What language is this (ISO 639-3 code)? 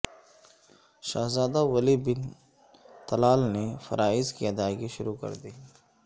urd